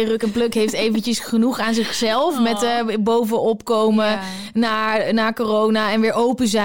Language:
Dutch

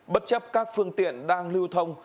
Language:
Vietnamese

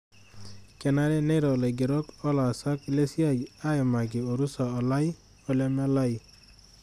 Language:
Masai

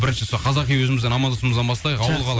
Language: Kazakh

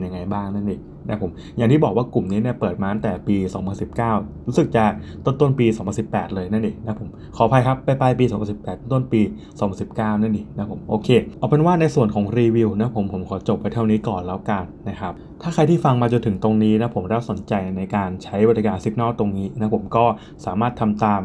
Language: Thai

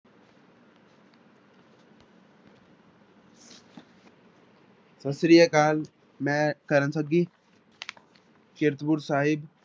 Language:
Punjabi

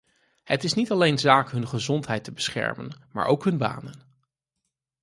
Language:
Dutch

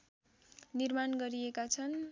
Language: Nepali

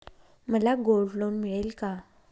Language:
Marathi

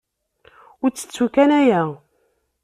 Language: Kabyle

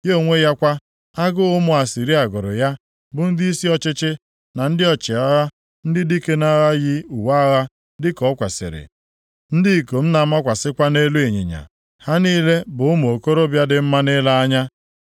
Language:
Igbo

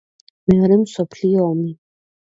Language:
Georgian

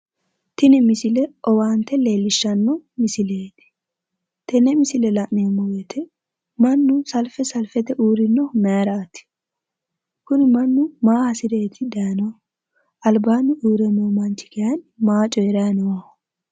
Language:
Sidamo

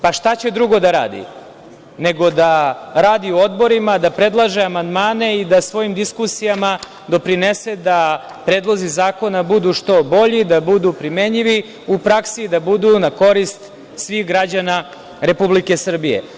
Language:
Serbian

